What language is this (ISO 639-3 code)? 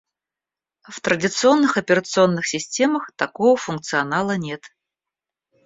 rus